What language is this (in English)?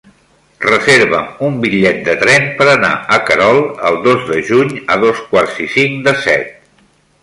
Catalan